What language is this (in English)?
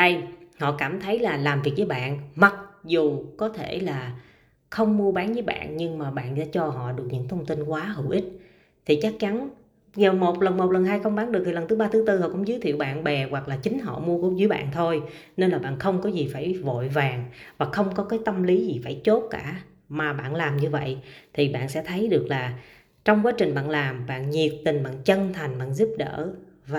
Vietnamese